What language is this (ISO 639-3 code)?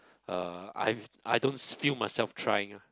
eng